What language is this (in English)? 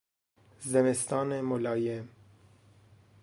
Persian